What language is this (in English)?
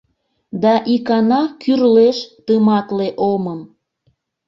Mari